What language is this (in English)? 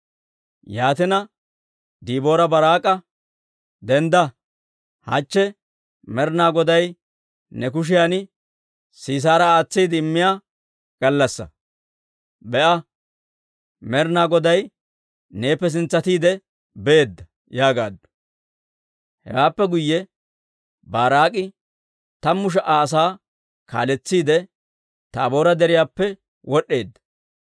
Dawro